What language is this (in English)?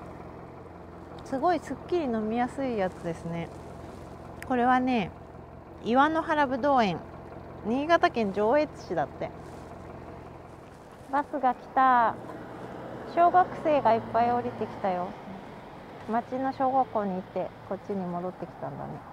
Japanese